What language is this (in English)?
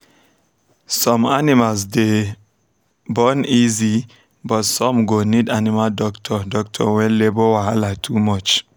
Nigerian Pidgin